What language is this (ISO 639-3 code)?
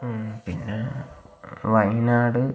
mal